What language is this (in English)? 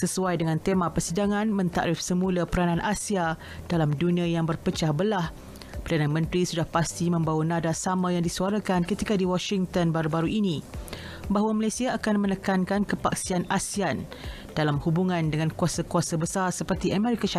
Malay